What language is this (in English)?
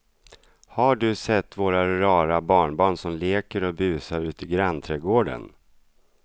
Swedish